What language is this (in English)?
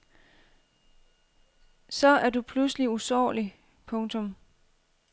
Danish